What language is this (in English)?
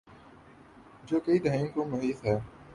Urdu